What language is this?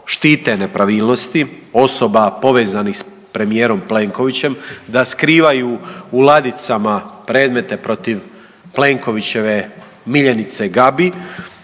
Croatian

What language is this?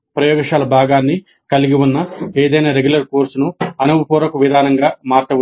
Telugu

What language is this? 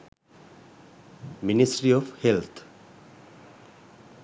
Sinhala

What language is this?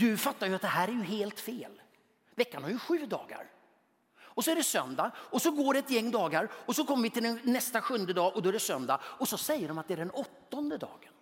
Swedish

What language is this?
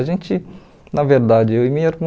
Portuguese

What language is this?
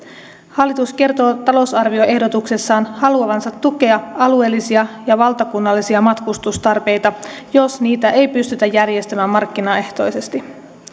Finnish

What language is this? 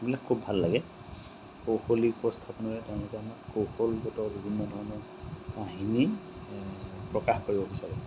Assamese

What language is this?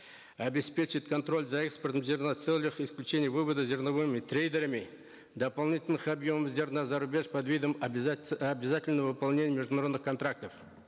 Kazakh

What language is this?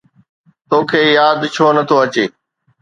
Sindhi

